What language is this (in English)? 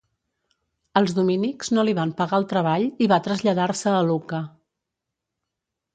Catalan